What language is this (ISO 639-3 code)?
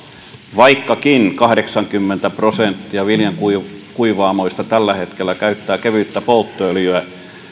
fin